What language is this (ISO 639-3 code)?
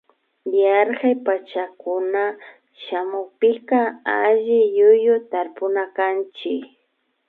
qvi